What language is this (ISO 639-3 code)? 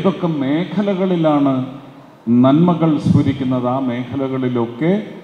mal